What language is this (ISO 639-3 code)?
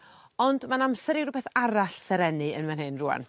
cym